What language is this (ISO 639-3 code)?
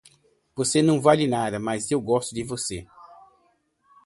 por